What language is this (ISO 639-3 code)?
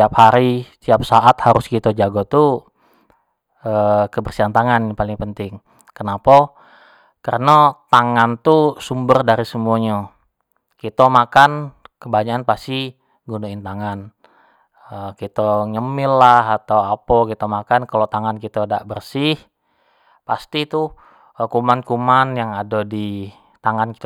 jax